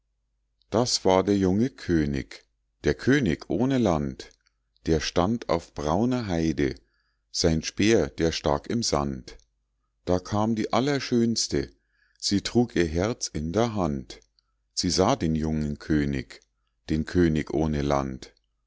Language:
German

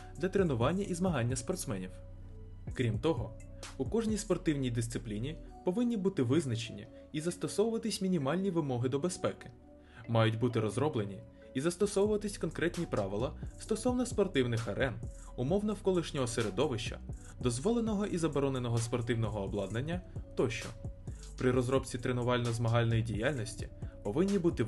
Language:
Ukrainian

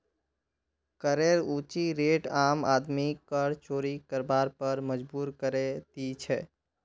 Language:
Magahi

